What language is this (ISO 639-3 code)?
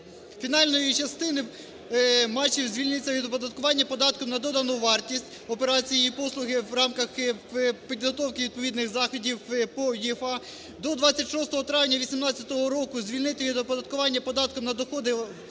ukr